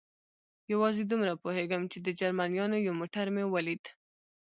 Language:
Pashto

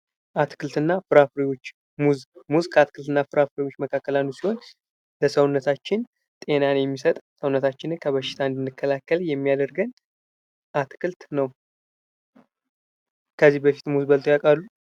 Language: Amharic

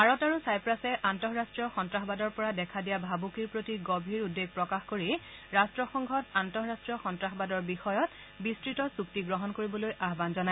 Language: Assamese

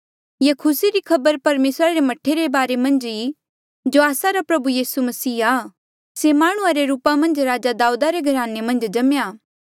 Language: Mandeali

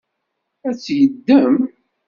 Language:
Kabyle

